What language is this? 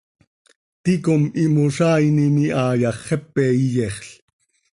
Seri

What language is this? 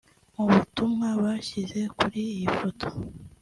Kinyarwanda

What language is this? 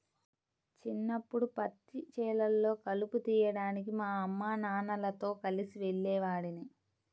Telugu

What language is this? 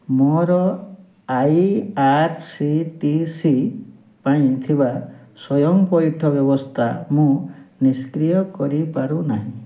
Odia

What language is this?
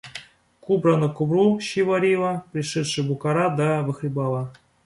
Russian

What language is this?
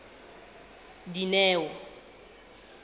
Southern Sotho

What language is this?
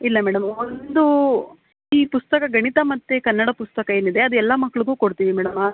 Kannada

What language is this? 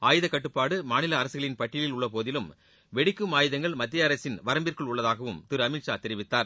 Tamil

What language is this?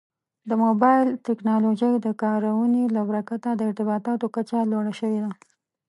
Pashto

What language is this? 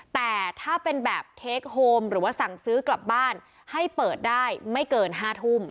Thai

